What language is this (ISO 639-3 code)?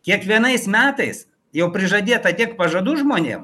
lit